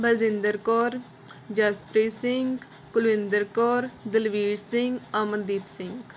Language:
Punjabi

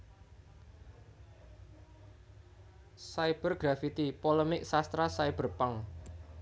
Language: Javanese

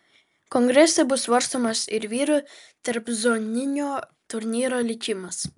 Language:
Lithuanian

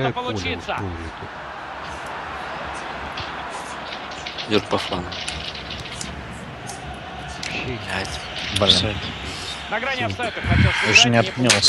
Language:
Russian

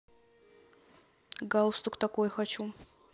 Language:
Russian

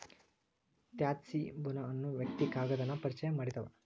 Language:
Kannada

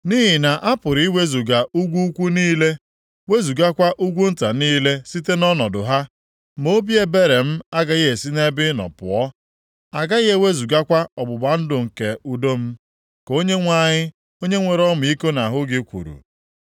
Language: Igbo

